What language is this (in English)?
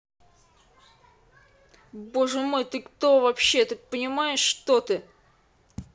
Russian